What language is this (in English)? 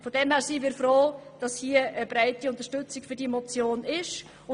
Swiss German